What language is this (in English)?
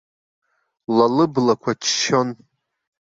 Abkhazian